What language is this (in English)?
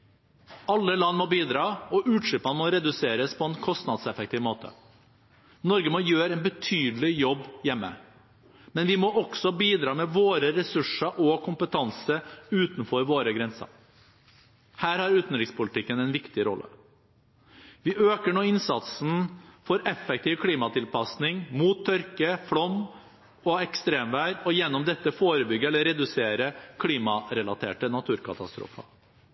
Norwegian Bokmål